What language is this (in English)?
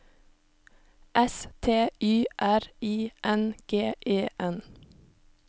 Norwegian